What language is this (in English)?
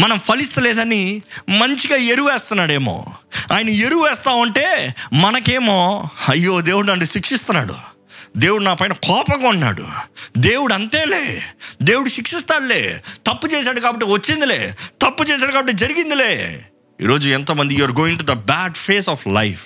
Telugu